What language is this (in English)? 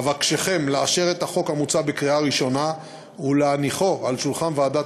Hebrew